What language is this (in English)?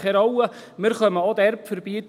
Swiss German